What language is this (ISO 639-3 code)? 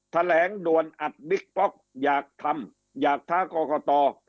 tha